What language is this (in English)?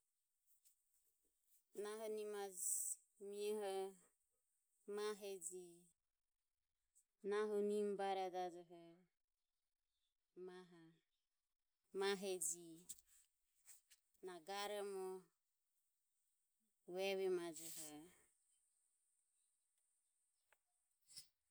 Ömie